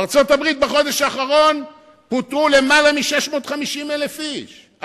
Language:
Hebrew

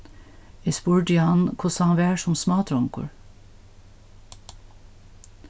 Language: Faroese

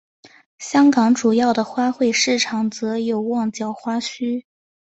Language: Chinese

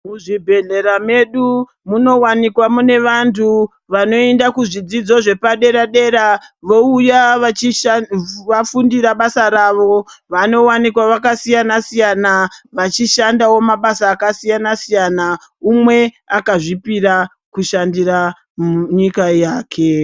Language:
Ndau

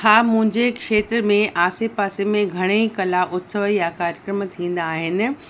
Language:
Sindhi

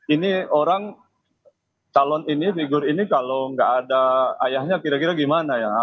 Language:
Indonesian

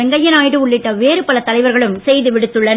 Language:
Tamil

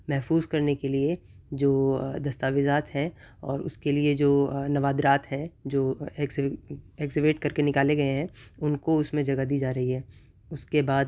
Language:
Urdu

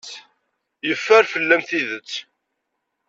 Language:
Kabyle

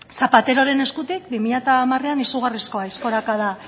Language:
Basque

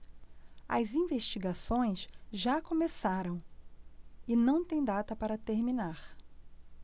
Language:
Portuguese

